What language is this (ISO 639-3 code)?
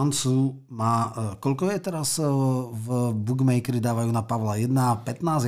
slk